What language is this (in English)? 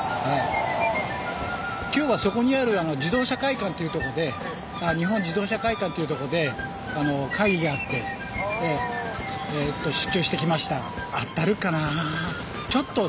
Japanese